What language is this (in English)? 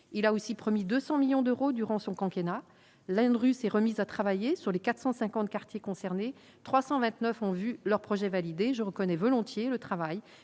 French